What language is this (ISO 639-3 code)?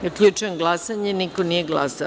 srp